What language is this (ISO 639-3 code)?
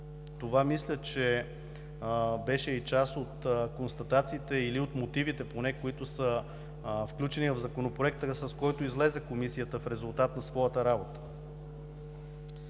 bul